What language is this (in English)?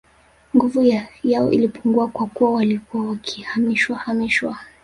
Swahili